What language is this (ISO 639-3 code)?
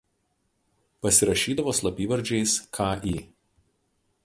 lit